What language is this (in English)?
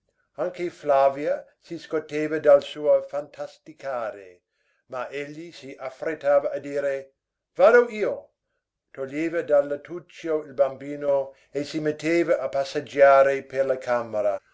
Italian